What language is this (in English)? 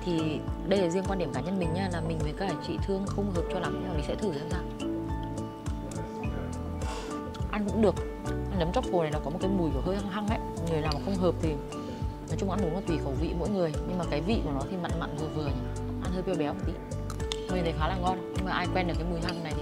Vietnamese